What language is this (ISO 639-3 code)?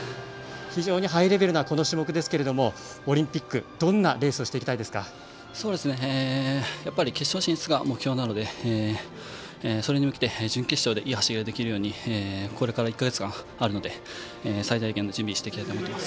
jpn